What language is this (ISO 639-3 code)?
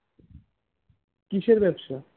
ben